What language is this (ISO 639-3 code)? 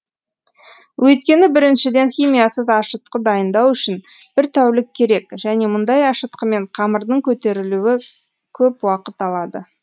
kaz